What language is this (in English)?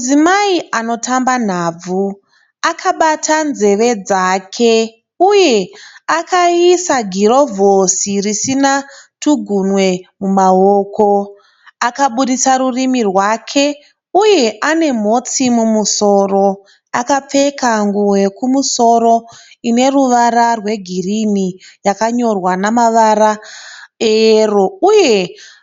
Shona